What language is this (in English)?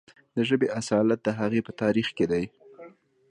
Pashto